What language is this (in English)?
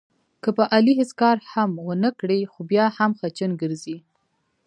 Pashto